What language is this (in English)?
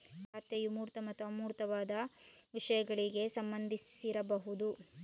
Kannada